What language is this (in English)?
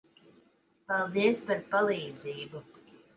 Latvian